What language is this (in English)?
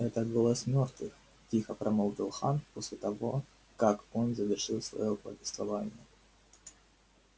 Russian